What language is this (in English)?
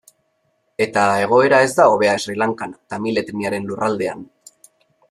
Basque